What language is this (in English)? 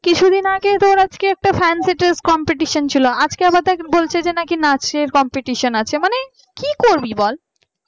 Bangla